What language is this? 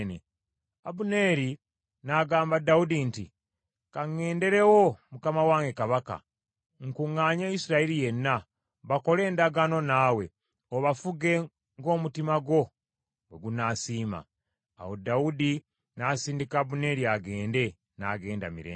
Ganda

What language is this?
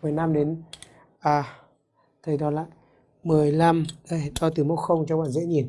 Vietnamese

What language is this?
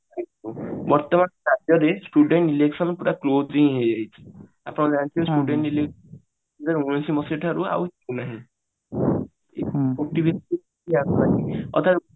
Odia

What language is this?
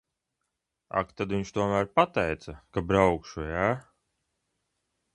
Latvian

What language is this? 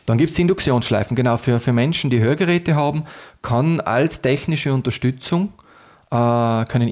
German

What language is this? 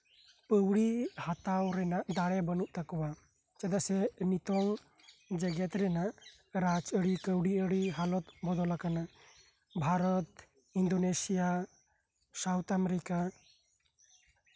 Santali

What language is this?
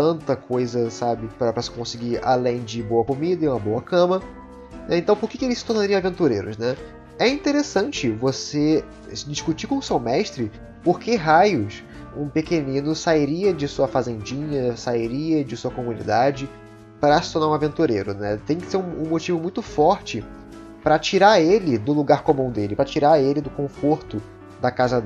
Portuguese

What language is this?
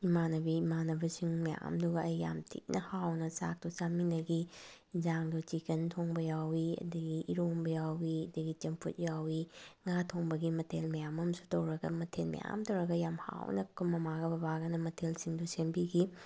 Manipuri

